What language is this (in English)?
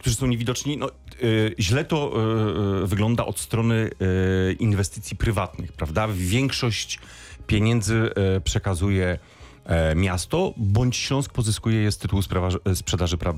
Polish